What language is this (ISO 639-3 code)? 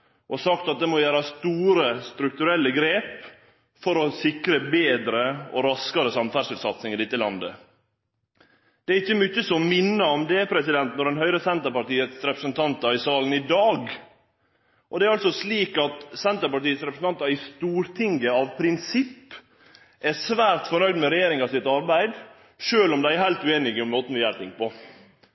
nno